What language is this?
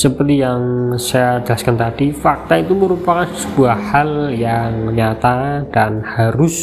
Indonesian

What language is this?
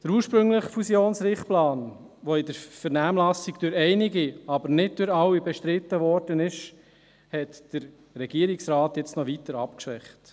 Swiss German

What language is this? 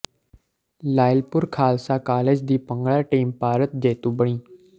Punjabi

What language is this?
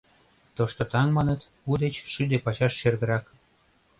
Mari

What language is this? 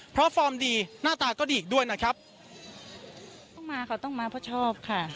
Thai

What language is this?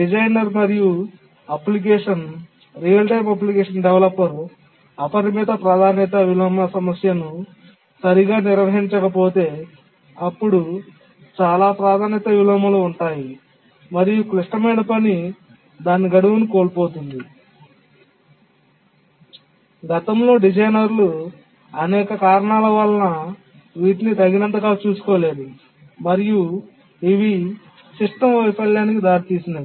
Telugu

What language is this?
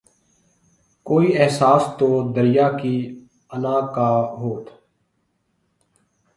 Urdu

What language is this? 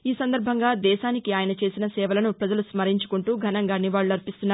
Telugu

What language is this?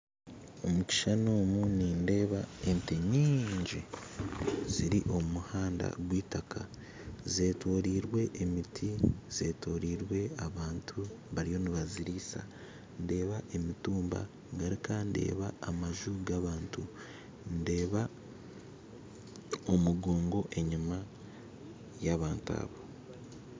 Nyankole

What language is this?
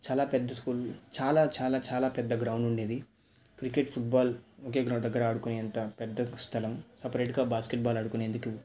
Telugu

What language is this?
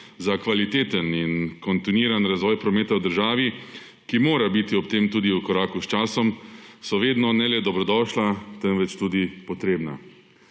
Slovenian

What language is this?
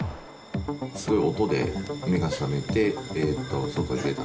Japanese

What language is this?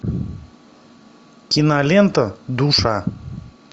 Russian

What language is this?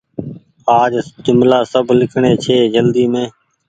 Goaria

